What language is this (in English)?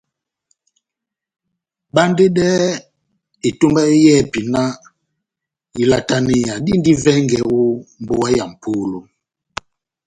Batanga